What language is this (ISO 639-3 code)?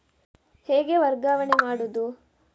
kan